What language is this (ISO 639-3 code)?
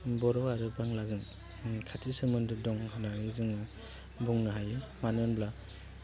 brx